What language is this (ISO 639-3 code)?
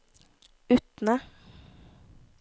nor